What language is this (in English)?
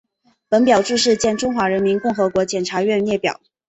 Chinese